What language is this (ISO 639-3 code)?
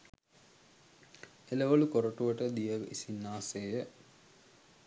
sin